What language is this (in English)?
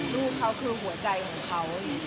Thai